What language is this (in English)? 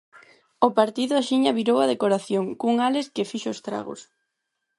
Galician